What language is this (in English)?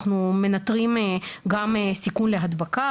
Hebrew